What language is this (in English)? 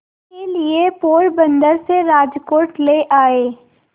Hindi